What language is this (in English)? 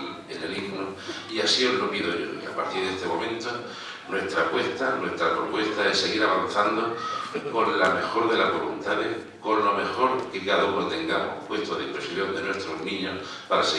Spanish